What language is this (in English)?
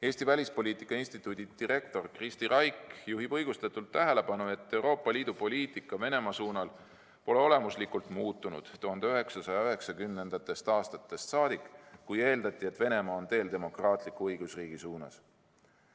Estonian